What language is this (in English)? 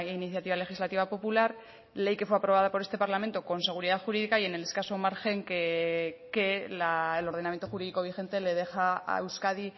Spanish